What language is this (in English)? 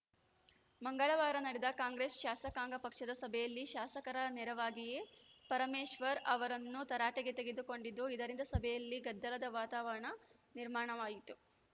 Kannada